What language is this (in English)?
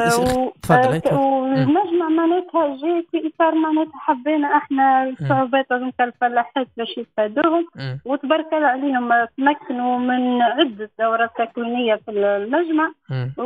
Arabic